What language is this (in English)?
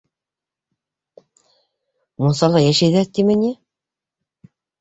Bashkir